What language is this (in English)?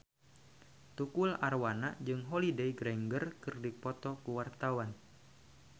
Sundanese